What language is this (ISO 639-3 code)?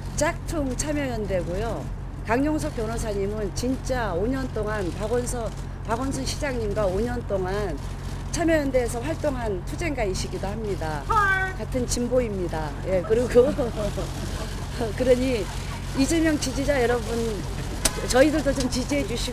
kor